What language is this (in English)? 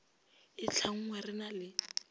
Northern Sotho